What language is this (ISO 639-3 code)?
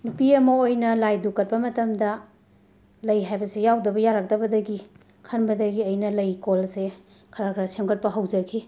mni